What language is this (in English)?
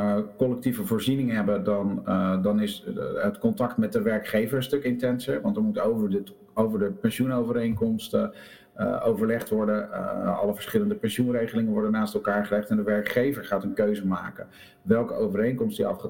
Dutch